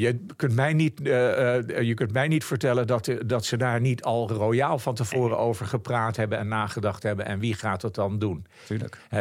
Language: Dutch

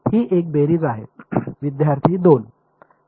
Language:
Marathi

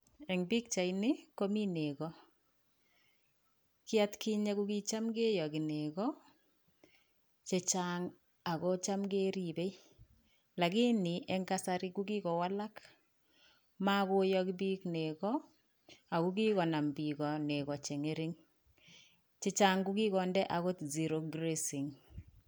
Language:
Kalenjin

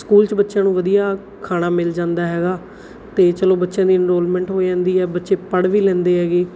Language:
Punjabi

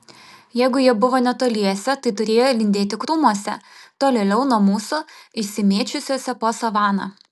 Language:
Lithuanian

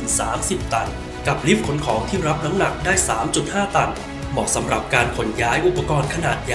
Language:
Thai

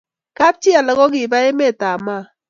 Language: Kalenjin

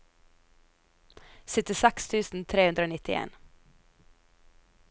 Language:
Norwegian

